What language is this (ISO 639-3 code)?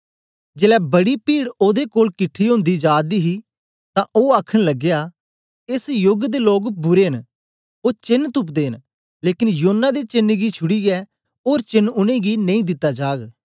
doi